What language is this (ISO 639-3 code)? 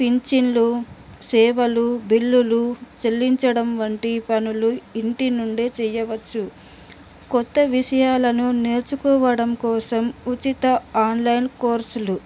tel